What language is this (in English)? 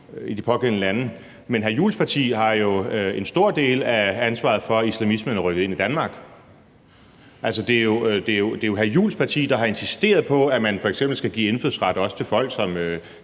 Danish